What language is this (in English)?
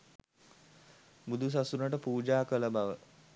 Sinhala